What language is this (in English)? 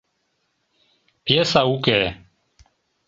Mari